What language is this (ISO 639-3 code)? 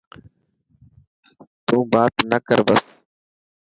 mki